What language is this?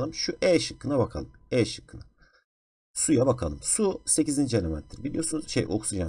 Turkish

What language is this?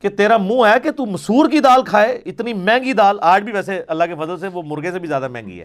Urdu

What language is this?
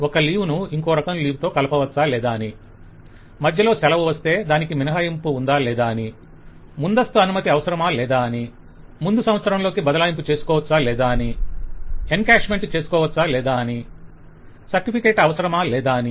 Telugu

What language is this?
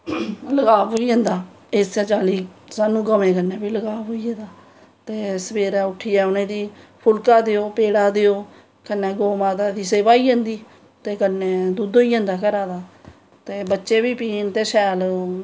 Dogri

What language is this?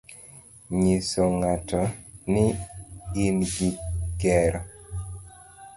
Luo (Kenya and Tanzania)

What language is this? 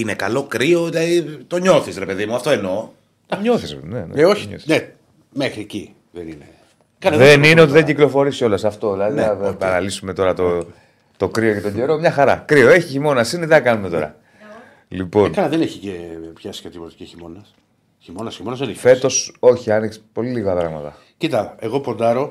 Greek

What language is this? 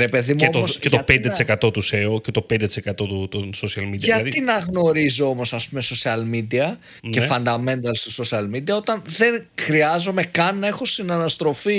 Greek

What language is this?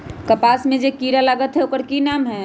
Magahi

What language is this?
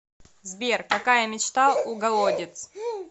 Russian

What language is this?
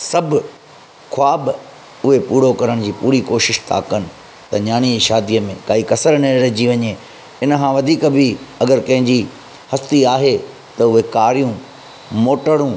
Sindhi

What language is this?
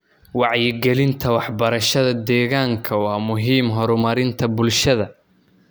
Somali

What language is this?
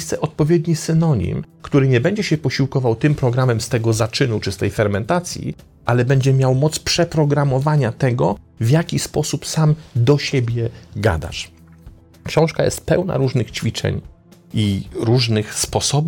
Polish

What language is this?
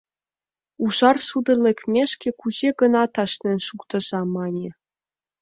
Mari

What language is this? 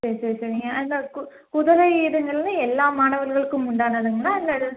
Tamil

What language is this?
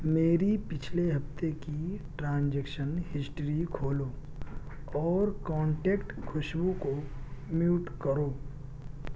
Urdu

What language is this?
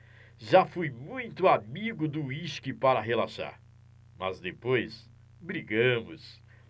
Portuguese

